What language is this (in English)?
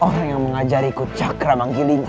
Indonesian